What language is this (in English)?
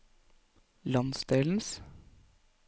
Norwegian